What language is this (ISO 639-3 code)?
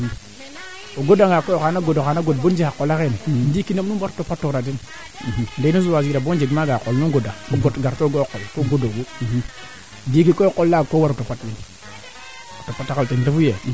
srr